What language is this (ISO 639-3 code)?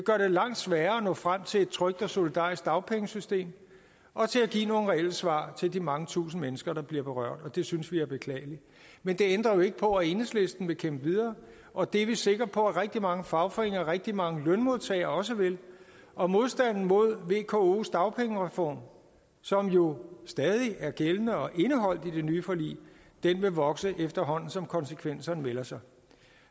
dan